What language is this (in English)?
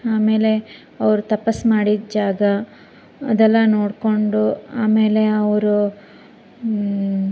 Kannada